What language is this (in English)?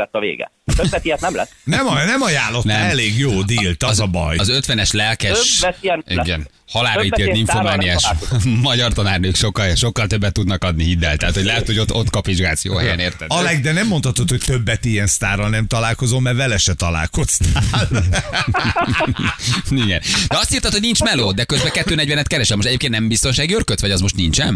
Hungarian